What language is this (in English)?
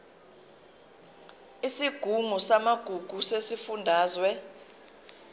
Zulu